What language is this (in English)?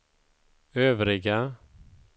Swedish